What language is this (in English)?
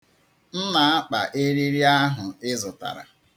Igbo